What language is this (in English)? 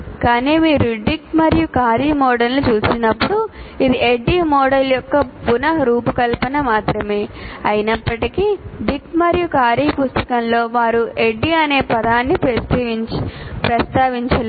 Telugu